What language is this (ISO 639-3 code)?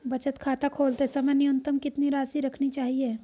hin